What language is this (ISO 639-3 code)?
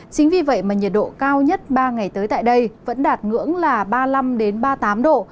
vie